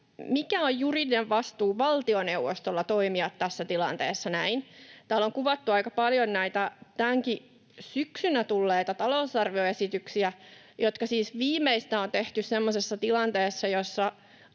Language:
Finnish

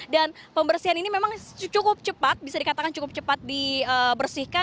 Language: Indonesian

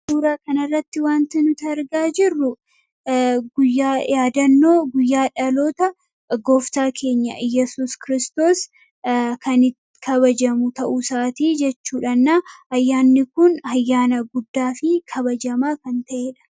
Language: Oromo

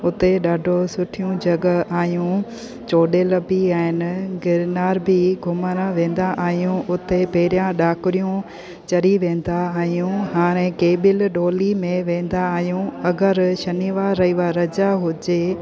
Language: Sindhi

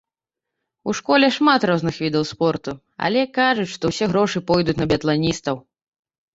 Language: Belarusian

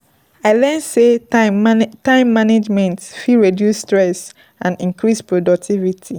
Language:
Nigerian Pidgin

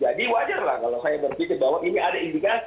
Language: Indonesian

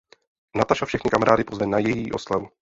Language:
Czech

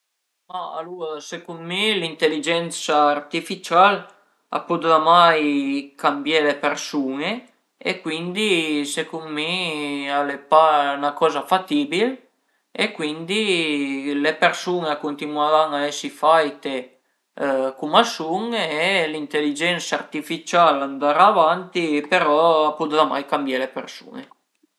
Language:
Piedmontese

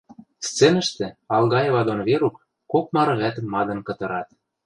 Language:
Western Mari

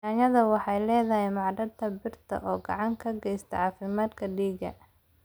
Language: Somali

